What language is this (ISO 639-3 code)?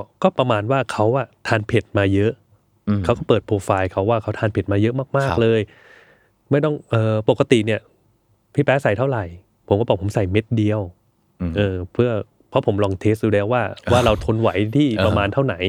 tha